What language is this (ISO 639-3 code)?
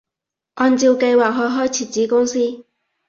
yue